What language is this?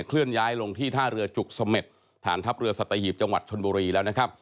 Thai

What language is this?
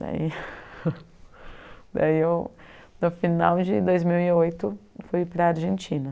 Portuguese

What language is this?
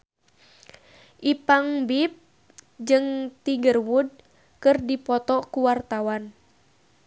Sundanese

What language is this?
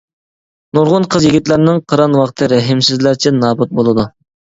Uyghur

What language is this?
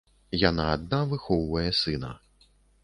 Belarusian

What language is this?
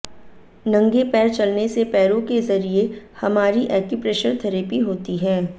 Hindi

